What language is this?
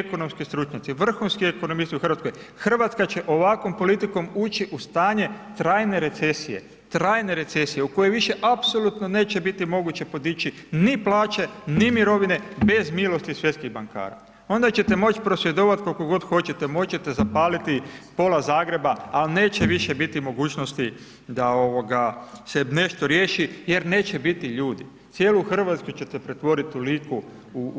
Croatian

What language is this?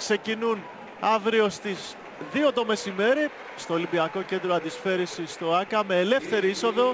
Greek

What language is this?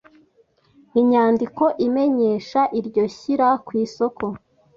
Kinyarwanda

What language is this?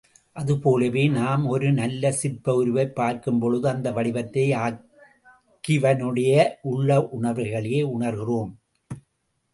Tamil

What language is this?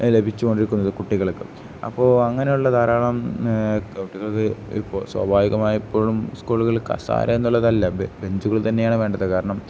Malayalam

